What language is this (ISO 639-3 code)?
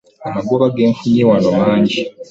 lug